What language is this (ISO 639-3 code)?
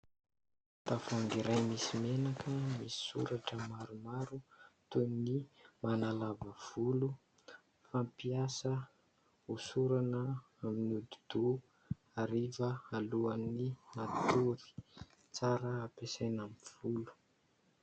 mlg